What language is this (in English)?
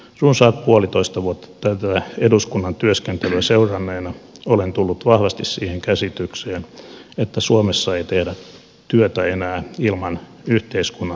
Finnish